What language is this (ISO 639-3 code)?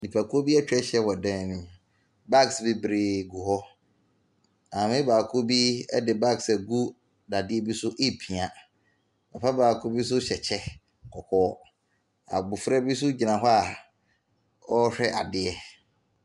aka